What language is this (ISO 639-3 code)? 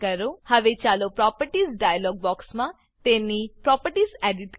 guj